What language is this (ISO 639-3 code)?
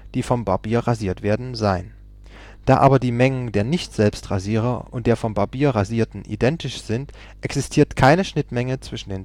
deu